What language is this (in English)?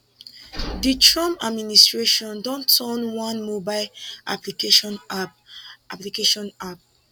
Nigerian Pidgin